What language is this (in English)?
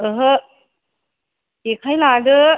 Bodo